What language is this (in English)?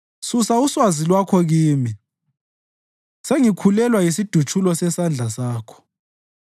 North Ndebele